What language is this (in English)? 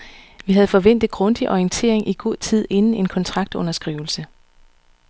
Danish